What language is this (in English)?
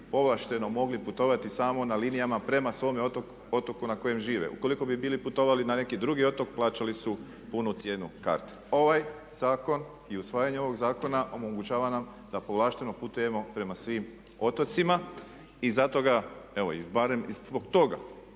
Croatian